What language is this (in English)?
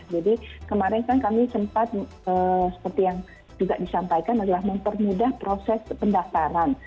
Indonesian